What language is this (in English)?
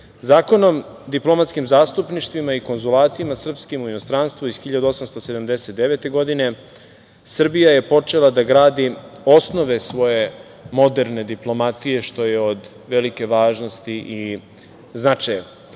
Serbian